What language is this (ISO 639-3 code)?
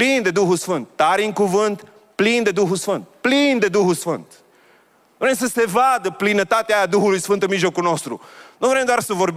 ron